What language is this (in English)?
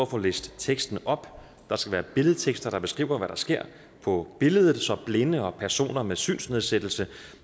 Danish